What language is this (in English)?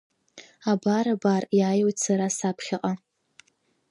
Abkhazian